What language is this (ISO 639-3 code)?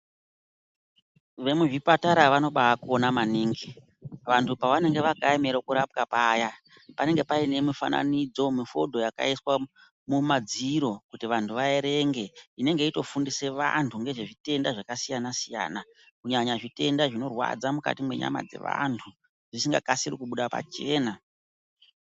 ndc